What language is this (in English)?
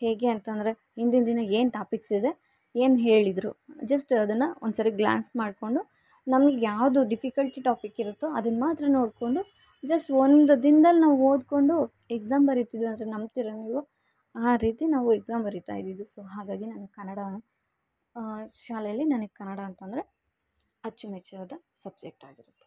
Kannada